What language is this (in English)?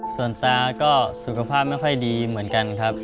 Thai